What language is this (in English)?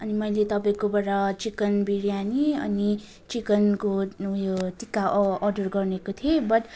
Nepali